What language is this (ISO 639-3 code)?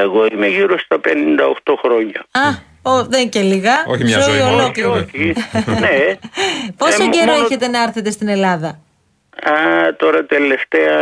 ell